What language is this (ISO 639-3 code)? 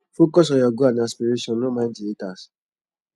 pcm